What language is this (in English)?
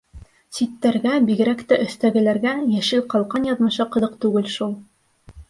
Bashkir